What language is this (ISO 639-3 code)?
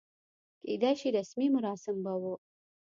pus